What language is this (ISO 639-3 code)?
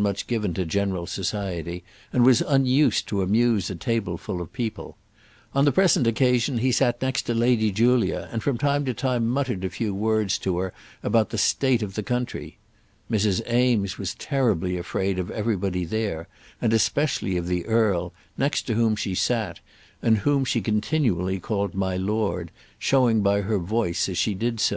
eng